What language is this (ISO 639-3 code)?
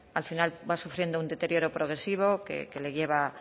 spa